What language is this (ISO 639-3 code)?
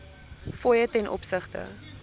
afr